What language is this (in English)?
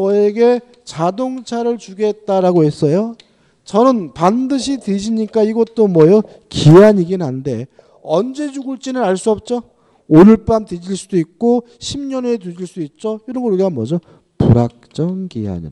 Korean